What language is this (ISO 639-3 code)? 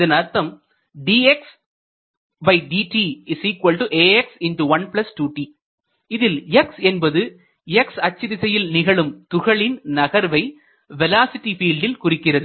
tam